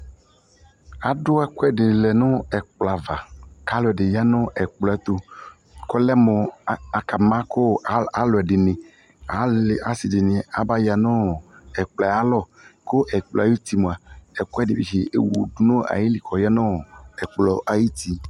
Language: Ikposo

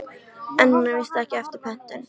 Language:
Icelandic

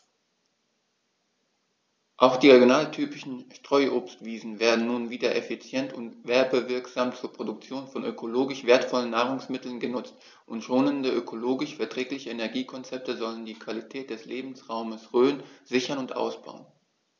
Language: German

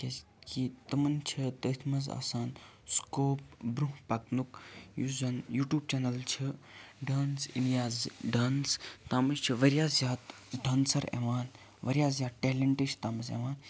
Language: Kashmiri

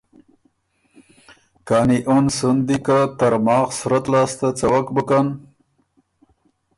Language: Ormuri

